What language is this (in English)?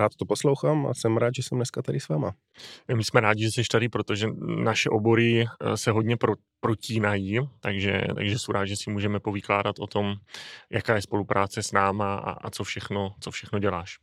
Czech